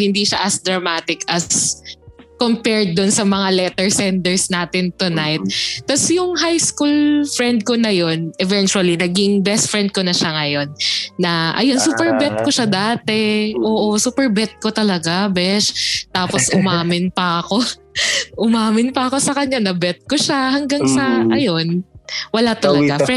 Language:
Filipino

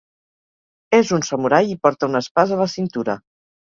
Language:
Catalan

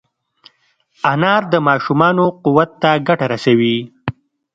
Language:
Pashto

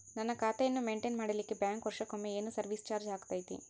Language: Kannada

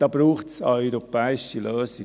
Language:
Swiss German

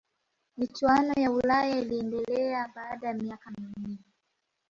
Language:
Swahili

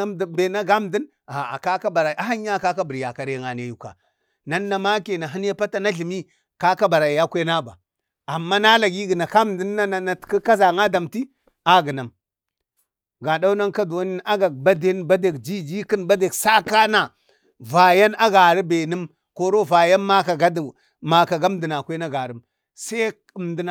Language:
Bade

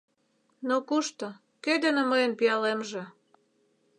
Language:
Mari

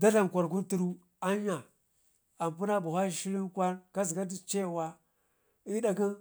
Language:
Ngizim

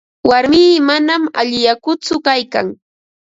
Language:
Ambo-Pasco Quechua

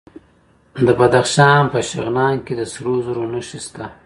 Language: Pashto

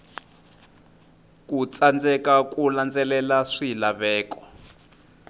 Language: Tsonga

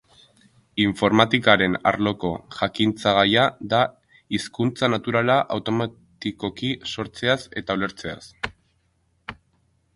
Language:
Basque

